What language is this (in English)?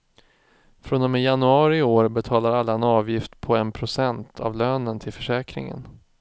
Swedish